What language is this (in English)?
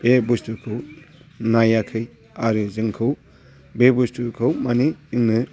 Bodo